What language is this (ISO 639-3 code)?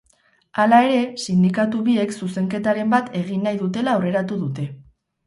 eus